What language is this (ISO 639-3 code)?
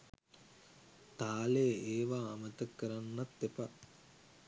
sin